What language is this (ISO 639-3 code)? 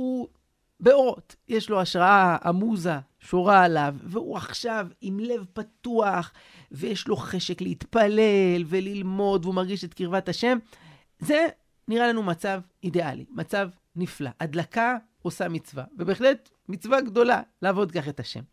heb